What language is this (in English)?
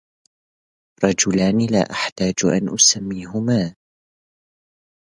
Arabic